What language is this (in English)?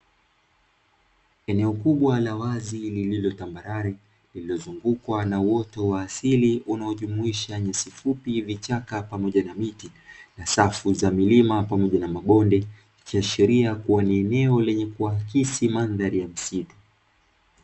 Swahili